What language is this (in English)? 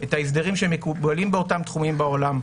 Hebrew